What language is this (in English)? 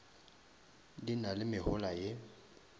Northern Sotho